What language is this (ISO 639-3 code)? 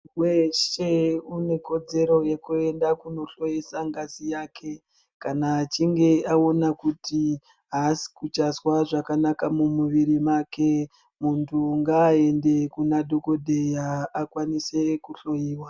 ndc